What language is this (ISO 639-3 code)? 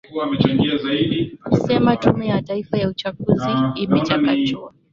swa